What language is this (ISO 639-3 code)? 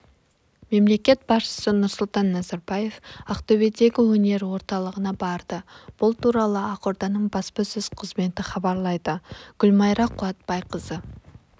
kaz